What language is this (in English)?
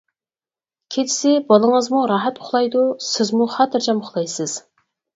Uyghur